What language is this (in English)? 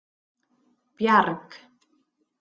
Icelandic